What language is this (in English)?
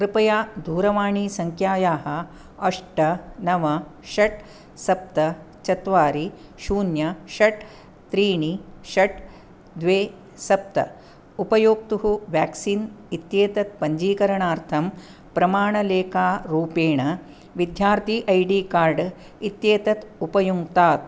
Sanskrit